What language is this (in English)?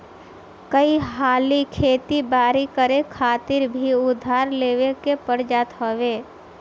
Bhojpuri